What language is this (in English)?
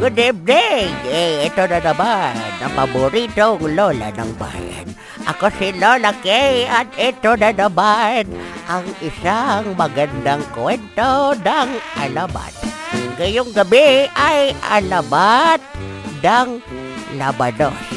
Filipino